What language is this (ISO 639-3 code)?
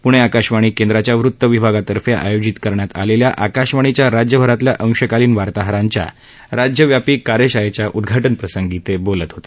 mar